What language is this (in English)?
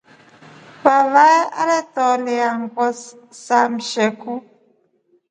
Rombo